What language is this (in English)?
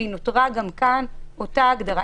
Hebrew